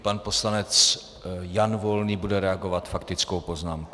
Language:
Czech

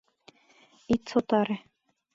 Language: Mari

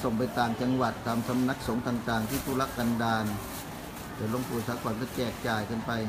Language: Thai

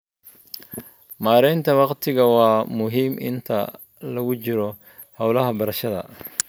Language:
Somali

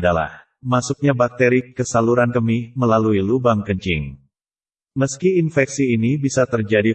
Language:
Indonesian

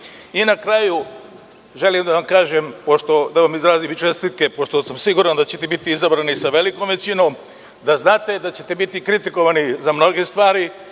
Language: Serbian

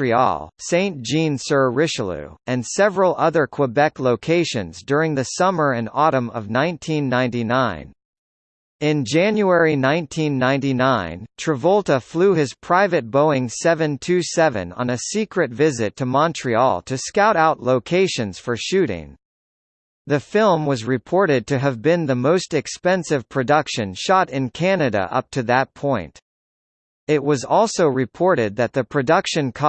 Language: English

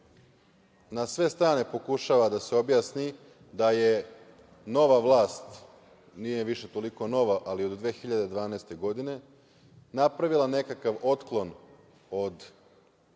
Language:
Serbian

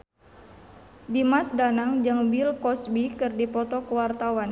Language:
Sundanese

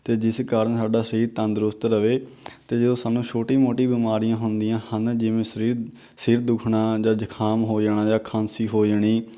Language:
Punjabi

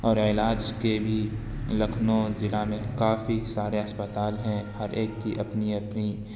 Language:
Urdu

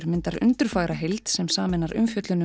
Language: Icelandic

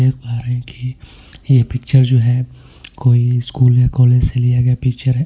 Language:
Hindi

